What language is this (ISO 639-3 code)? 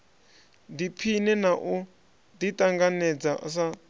ven